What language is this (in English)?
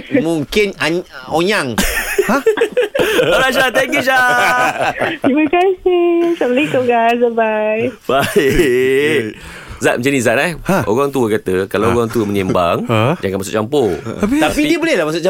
Malay